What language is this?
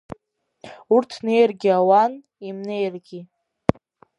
Abkhazian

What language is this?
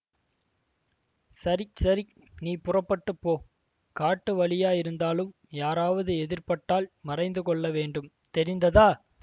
Tamil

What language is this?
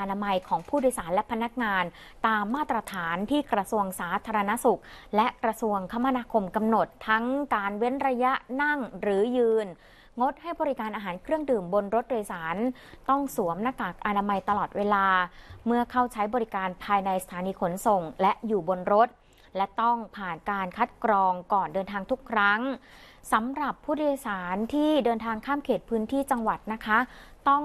Thai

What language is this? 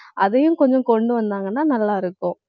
Tamil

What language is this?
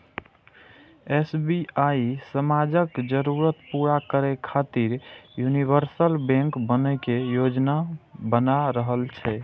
Maithili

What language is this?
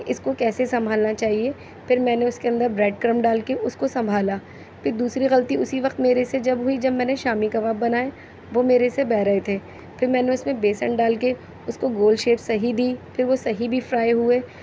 Urdu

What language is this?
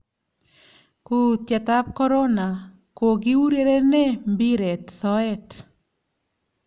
Kalenjin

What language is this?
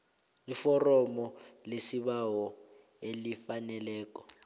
South Ndebele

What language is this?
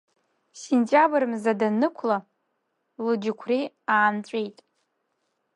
Abkhazian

